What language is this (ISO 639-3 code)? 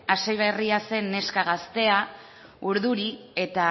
eus